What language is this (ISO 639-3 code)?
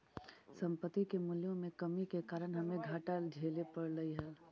mag